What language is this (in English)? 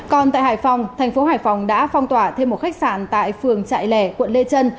Vietnamese